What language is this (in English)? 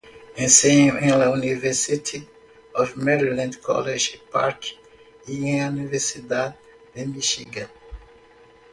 Spanish